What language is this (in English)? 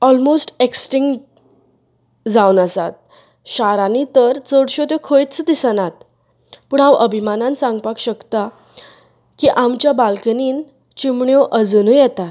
Konkani